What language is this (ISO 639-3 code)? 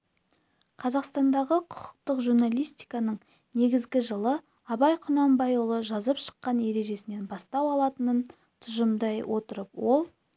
kaz